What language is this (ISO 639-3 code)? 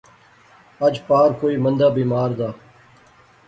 phr